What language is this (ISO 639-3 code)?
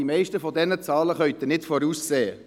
gsw